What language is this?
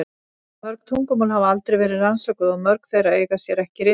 Icelandic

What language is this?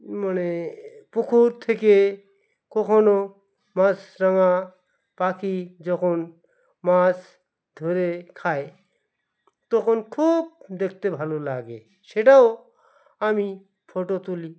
Bangla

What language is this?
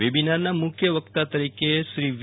Gujarati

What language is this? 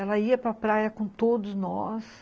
Portuguese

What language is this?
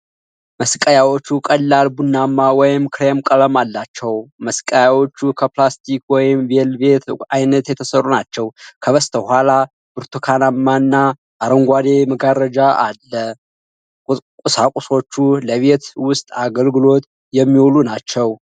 Amharic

